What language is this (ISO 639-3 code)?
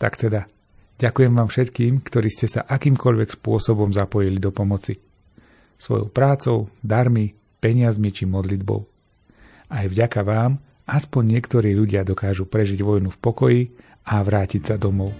slk